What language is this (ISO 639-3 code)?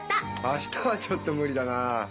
jpn